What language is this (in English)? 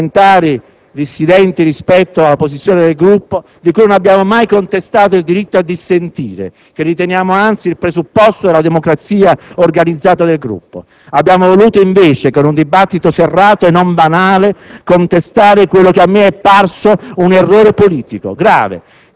Italian